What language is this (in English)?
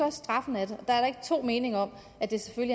Danish